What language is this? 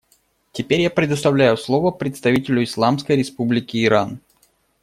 Russian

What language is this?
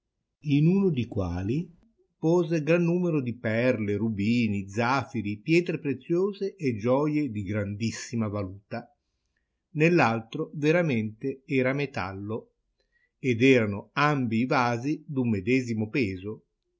Italian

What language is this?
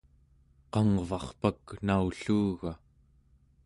Central Yupik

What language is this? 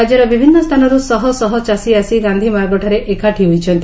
Odia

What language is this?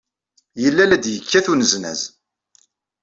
Kabyle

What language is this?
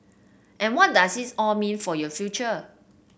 English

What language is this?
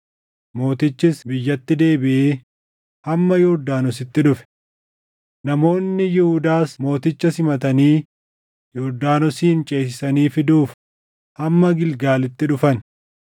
Oromo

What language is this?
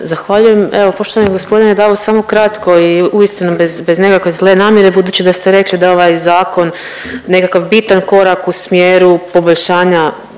Croatian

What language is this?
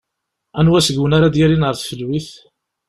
Kabyle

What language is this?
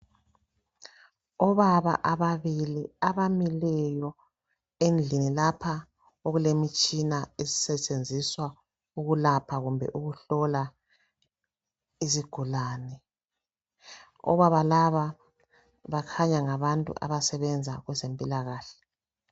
North Ndebele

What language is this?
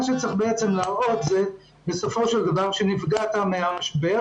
Hebrew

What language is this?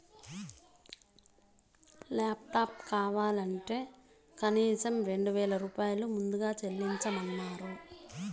Telugu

